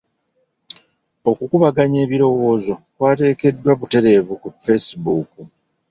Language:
Ganda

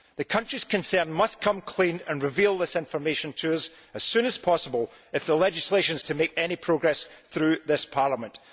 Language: English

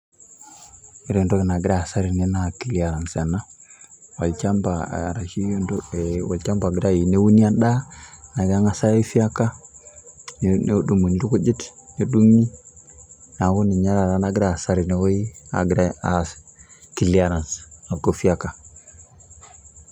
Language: Masai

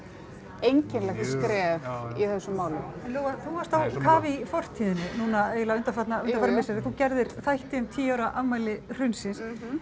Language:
Icelandic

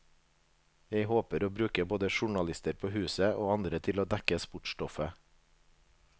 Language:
Norwegian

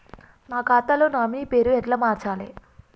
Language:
Telugu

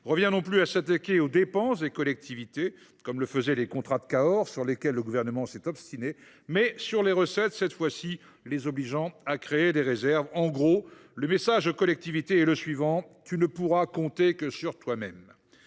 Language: French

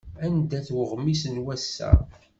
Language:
Kabyle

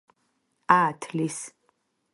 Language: Georgian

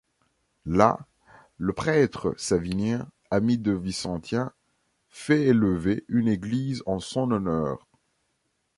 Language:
French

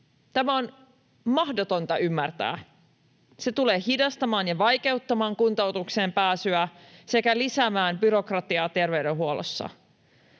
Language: Finnish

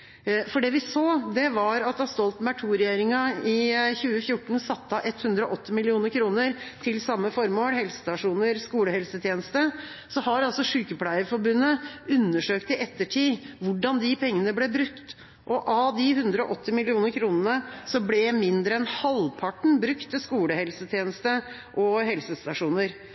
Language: Norwegian Bokmål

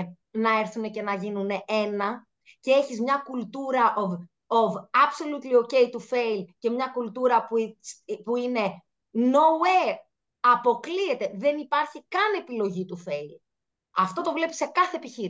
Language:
Greek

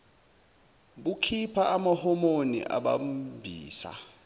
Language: Zulu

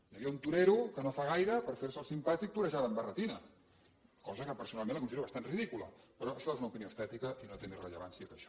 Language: Catalan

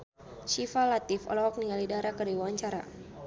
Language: Sundanese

